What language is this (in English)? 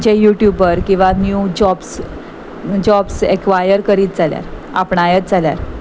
Konkani